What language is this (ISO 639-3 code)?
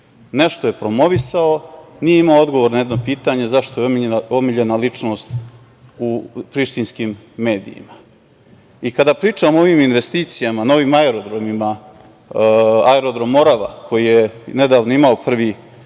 srp